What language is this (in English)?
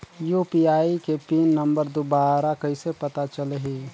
Chhattisgarhi